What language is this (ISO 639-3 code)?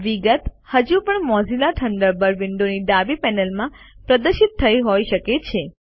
guj